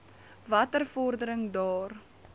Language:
Afrikaans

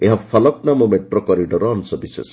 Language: Odia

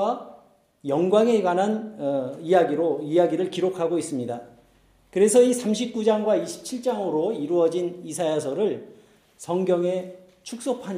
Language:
Korean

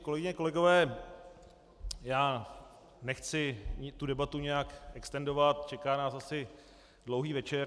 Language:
Czech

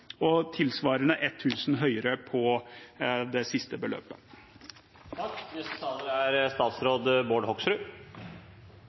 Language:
Norwegian Bokmål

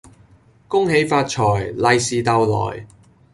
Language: Cantonese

